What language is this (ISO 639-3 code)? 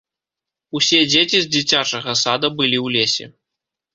bel